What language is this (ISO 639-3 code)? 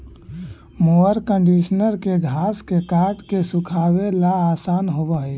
mag